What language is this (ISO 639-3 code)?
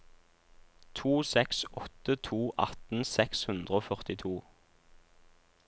nor